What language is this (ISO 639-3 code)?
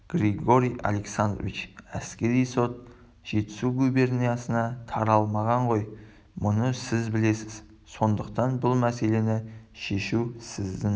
kaz